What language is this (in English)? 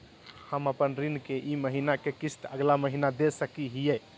Magahi